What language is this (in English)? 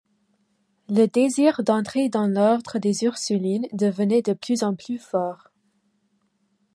French